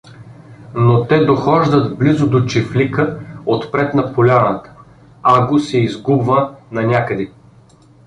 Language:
Bulgarian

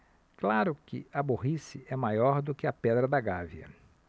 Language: Portuguese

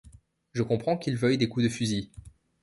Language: French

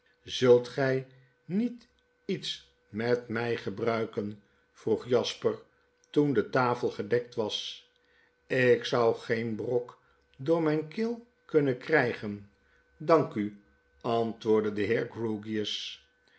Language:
Dutch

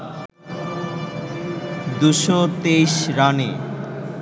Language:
Bangla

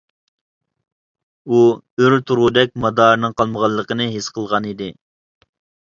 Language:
Uyghur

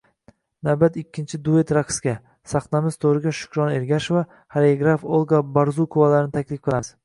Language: Uzbek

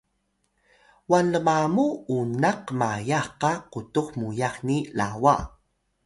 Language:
Atayal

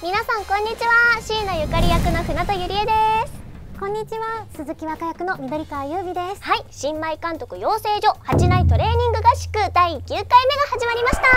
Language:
Japanese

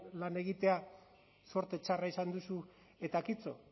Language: Basque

